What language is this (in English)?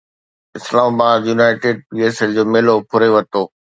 Sindhi